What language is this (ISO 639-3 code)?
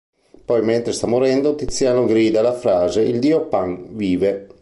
ita